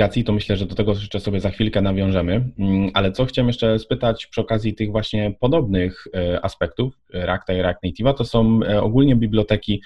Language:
Polish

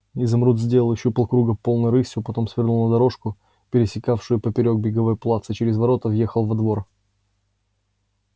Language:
Russian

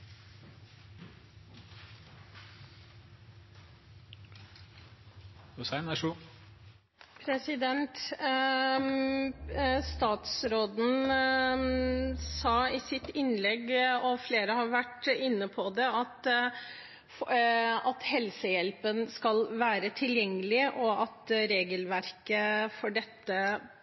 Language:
Norwegian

